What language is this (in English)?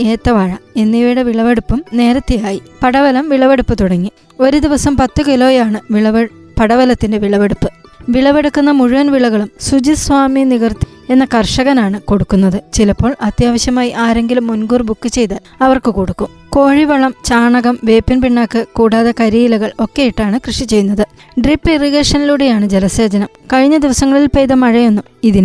Malayalam